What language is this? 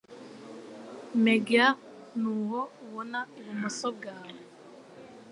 Kinyarwanda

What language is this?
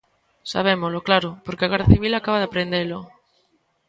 Galician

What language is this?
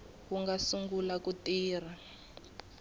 Tsonga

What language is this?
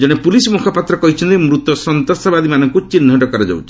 Odia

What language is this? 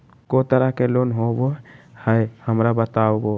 Magahi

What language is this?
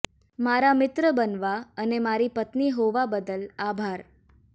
Gujarati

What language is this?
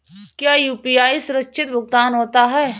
Hindi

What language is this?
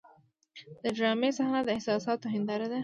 Pashto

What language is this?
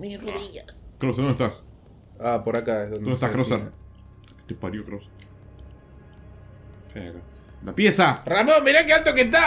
Spanish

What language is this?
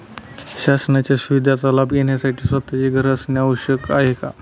Marathi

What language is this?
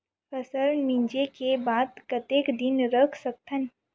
Chhattisgarhi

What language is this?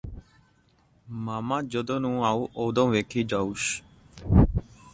Punjabi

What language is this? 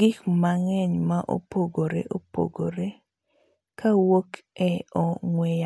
Luo (Kenya and Tanzania)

